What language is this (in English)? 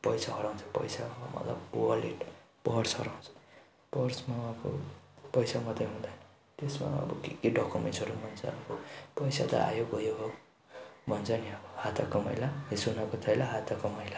Nepali